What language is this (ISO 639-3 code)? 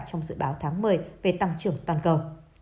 vie